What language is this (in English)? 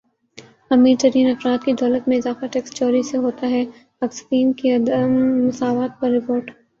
Urdu